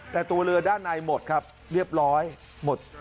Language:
Thai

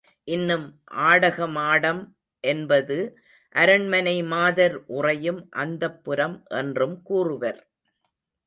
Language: Tamil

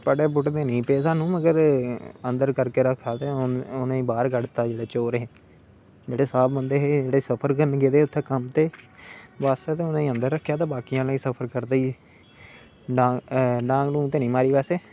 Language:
Dogri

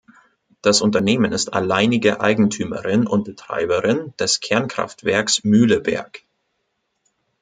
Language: German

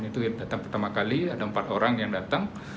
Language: Indonesian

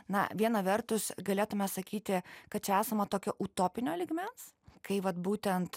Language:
Lithuanian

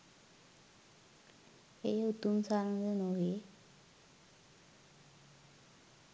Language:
Sinhala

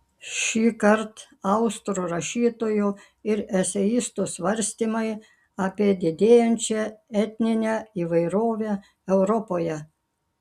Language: Lithuanian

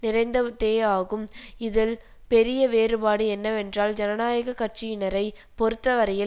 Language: Tamil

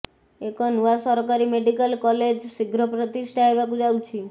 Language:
Odia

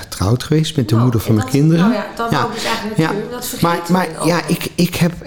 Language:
Dutch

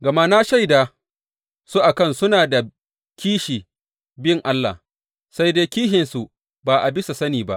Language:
Hausa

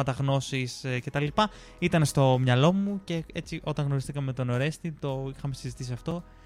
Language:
Greek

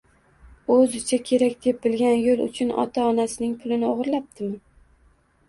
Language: Uzbek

